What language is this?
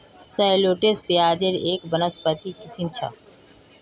Magahi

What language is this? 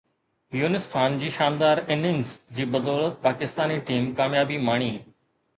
Sindhi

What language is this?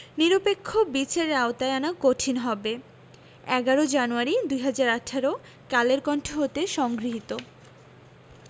Bangla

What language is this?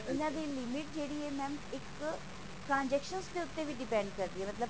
Punjabi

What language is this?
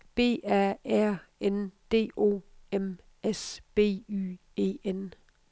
Danish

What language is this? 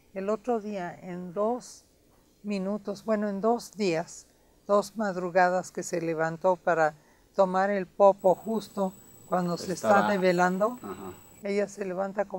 Spanish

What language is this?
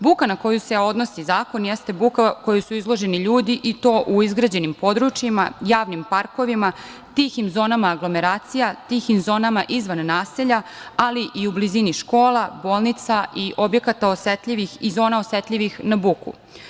Serbian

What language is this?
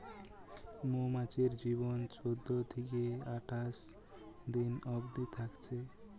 Bangla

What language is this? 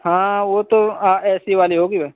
Urdu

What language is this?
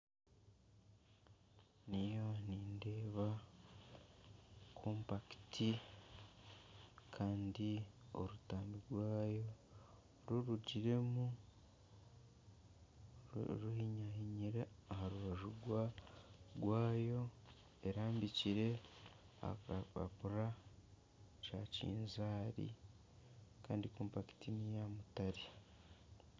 Nyankole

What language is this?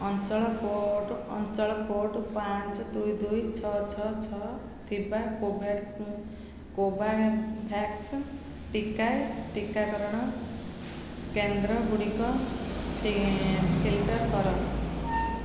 Odia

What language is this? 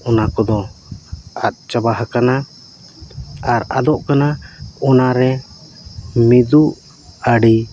Santali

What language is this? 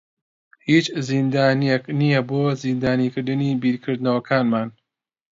Central Kurdish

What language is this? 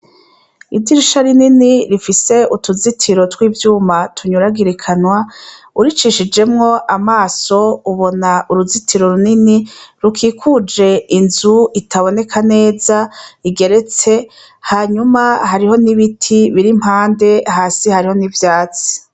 Rundi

